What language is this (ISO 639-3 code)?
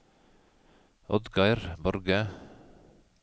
nor